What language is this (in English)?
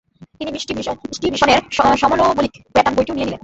Bangla